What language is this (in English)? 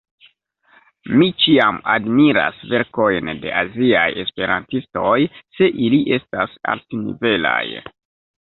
Esperanto